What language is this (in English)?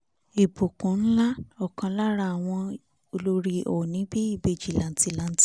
Yoruba